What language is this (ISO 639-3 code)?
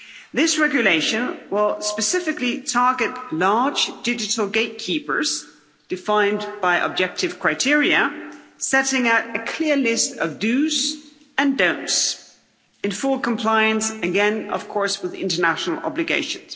eng